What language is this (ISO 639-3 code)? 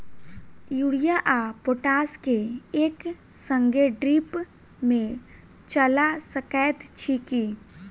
mai